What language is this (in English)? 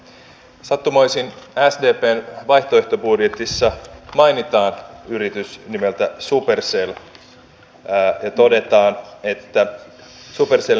Finnish